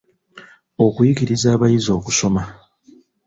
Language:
Ganda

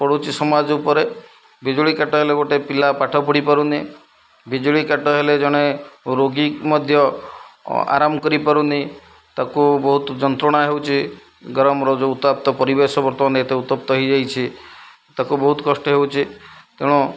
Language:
Odia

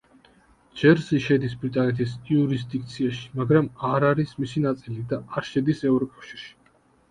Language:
Georgian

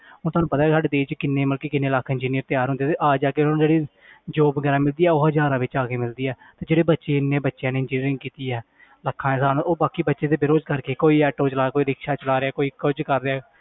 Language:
Punjabi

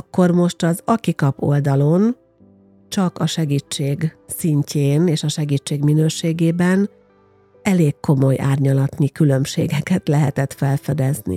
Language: Hungarian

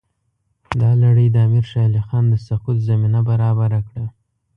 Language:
Pashto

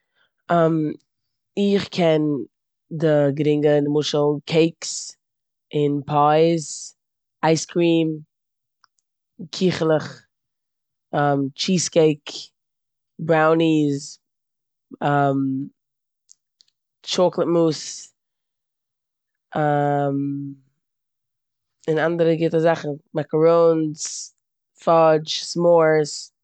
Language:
Yiddish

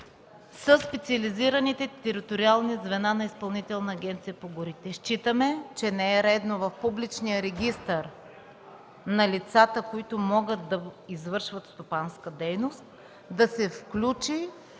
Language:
Bulgarian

